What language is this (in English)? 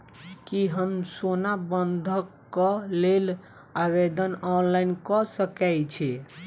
Maithili